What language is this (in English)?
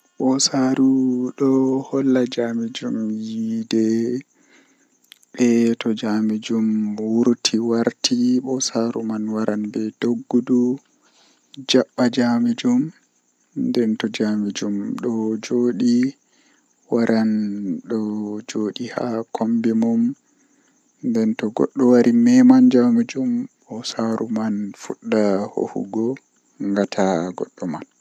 Western Niger Fulfulde